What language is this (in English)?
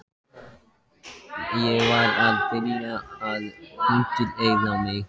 Icelandic